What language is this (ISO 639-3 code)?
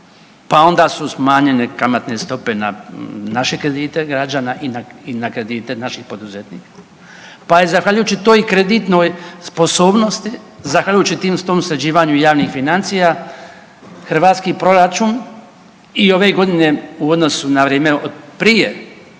hrv